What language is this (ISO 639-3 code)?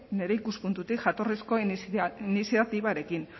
eus